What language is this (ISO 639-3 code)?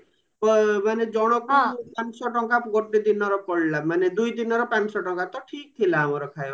ori